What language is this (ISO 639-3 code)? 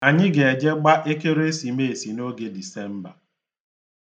ibo